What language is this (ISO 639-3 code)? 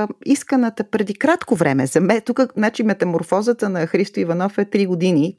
bul